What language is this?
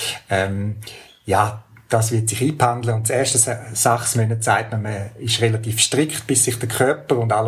German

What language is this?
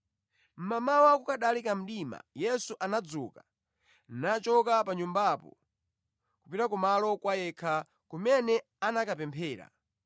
Nyanja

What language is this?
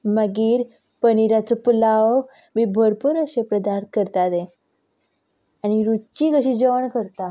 Konkani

